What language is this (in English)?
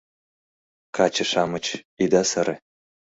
Mari